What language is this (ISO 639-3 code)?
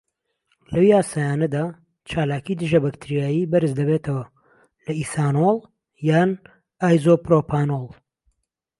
ckb